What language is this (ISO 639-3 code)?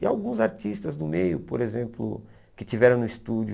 por